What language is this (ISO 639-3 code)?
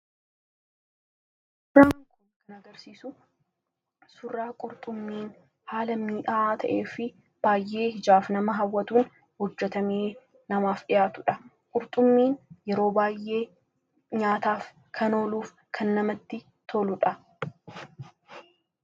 orm